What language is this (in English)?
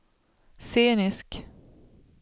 Swedish